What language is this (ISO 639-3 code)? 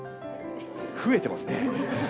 jpn